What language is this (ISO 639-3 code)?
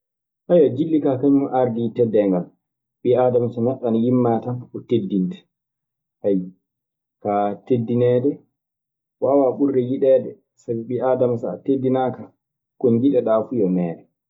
ffm